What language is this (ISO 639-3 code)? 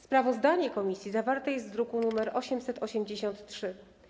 pol